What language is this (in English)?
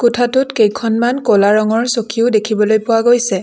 Assamese